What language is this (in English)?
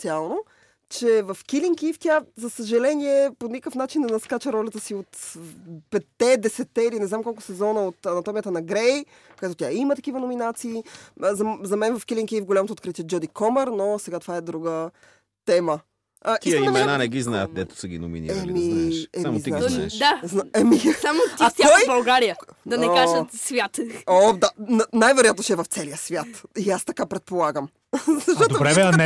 Bulgarian